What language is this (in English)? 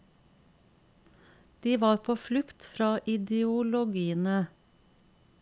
Norwegian